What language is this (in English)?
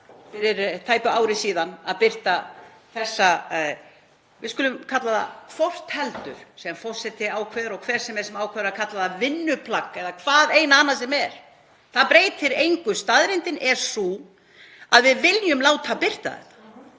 Icelandic